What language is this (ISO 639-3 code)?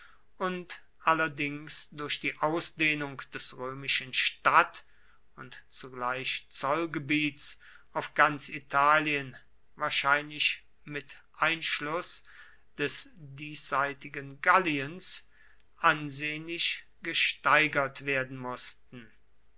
deu